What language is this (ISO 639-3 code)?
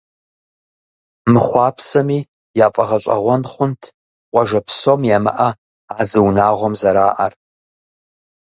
kbd